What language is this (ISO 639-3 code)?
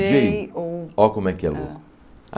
por